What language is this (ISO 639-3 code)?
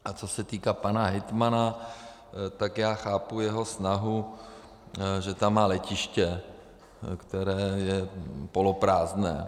ces